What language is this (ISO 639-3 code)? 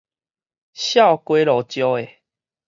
nan